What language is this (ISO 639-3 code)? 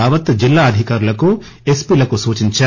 tel